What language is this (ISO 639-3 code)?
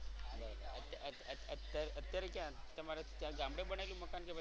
guj